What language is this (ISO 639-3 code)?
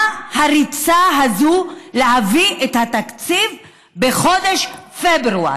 heb